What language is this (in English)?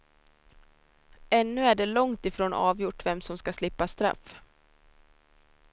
Swedish